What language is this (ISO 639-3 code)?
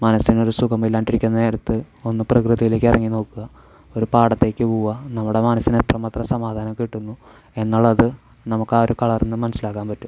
mal